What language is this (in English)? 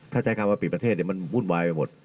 Thai